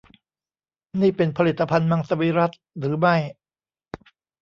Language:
Thai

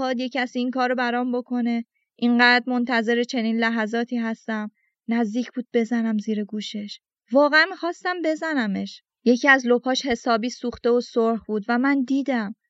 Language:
Persian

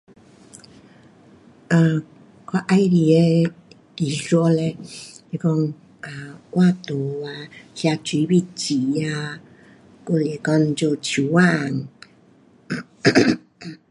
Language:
Pu-Xian Chinese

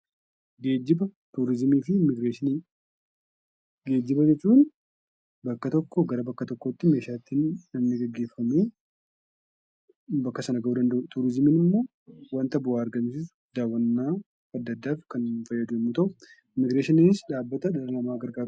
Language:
Oromo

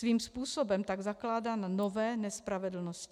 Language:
Czech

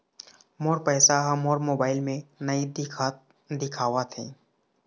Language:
Chhattisgarhi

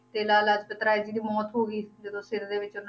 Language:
Punjabi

